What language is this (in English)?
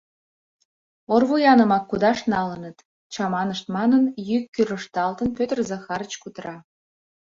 Mari